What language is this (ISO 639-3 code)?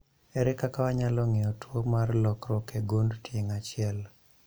luo